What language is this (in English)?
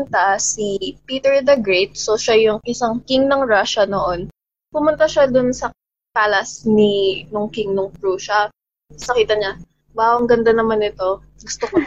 Filipino